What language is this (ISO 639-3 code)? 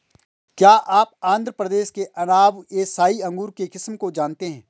hin